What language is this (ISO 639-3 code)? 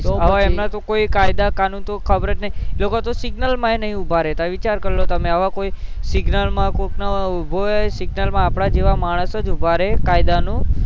guj